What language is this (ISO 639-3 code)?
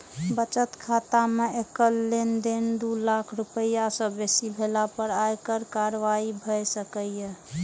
mai